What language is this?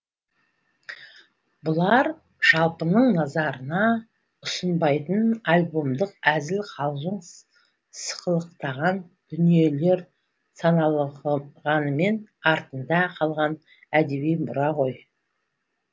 Kazakh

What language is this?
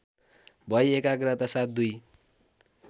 Nepali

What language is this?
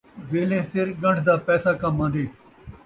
Saraiki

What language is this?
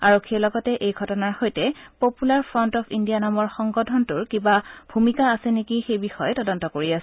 Assamese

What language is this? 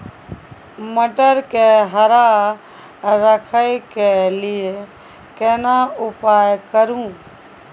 Maithili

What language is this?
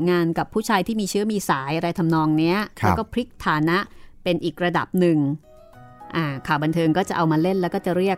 Thai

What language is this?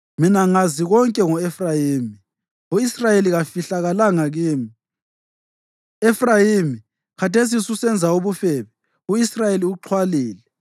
North Ndebele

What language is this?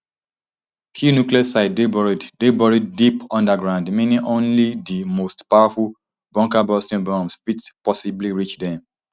Nigerian Pidgin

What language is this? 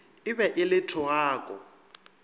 Northern Sotho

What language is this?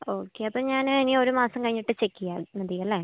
Malayalam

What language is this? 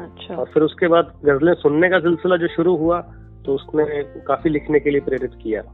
Hindi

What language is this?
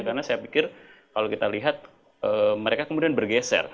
Indonesian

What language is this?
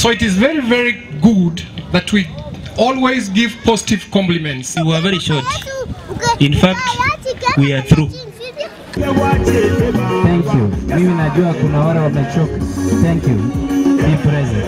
English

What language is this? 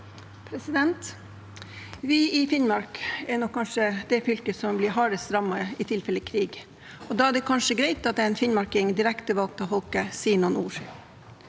Norwegian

